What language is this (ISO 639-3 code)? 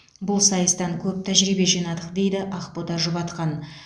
kaz